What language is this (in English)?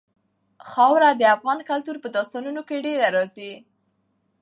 Pashto